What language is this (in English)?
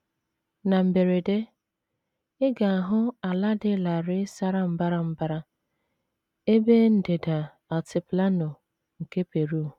Igbo